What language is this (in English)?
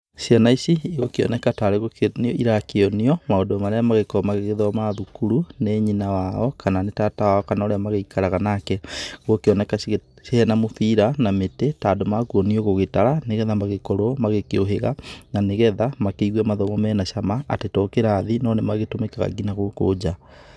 Kikuyu